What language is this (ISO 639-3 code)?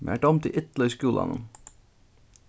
fao